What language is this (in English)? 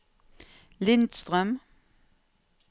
Norwegian